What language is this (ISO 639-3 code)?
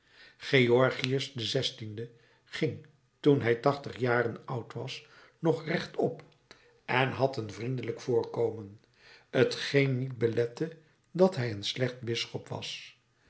nld